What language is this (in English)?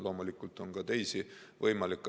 Estonian